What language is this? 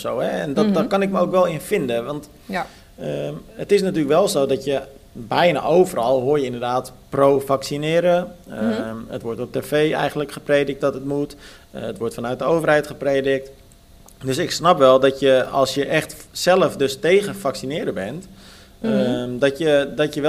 Dutch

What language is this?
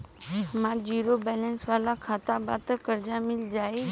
Bhojpuri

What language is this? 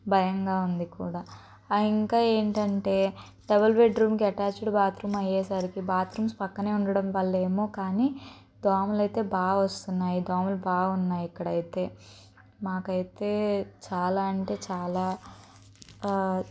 Telugu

